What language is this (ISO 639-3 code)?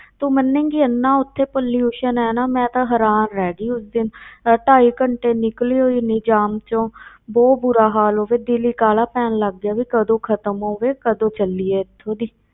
pan